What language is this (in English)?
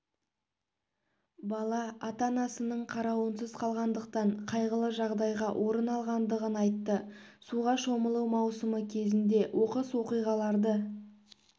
Kazakh